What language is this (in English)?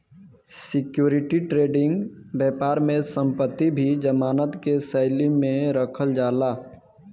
Bhojpuri